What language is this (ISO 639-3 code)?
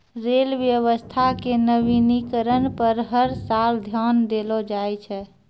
mai